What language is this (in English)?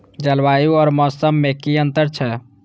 Maithili